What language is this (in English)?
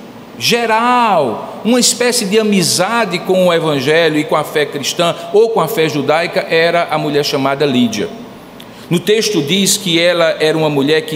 Portuguese